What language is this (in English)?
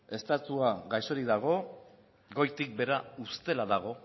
Basque